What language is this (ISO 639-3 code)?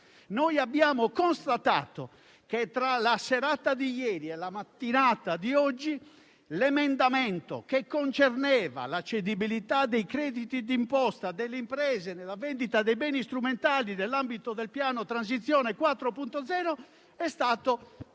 ita